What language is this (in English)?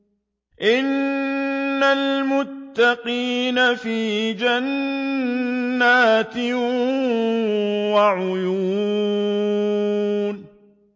Arabic